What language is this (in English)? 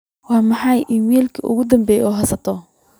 Somali